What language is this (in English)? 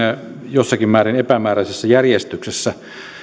Finnish